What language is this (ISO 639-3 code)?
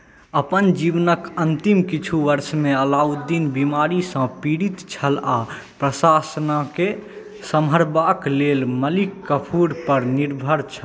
mai